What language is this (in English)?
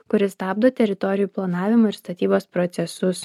Lithuanian